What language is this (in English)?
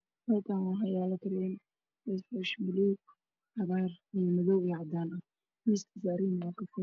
Somali